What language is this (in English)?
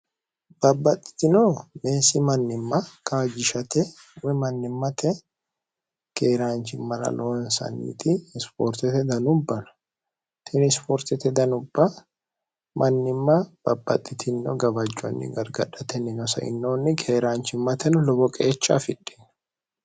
Sidamo